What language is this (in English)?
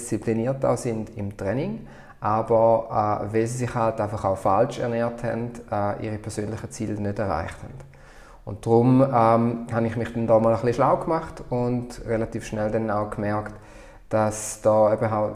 German